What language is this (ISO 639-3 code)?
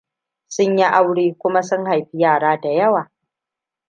hau